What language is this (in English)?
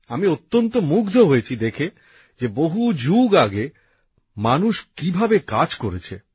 Bangla